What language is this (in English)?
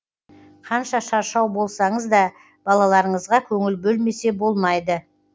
Kazakh